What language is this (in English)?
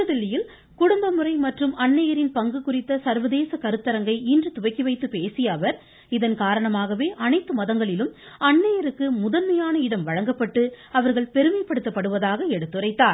Tamil